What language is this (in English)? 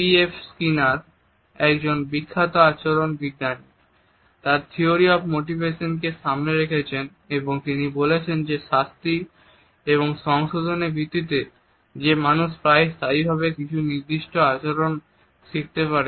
Bangla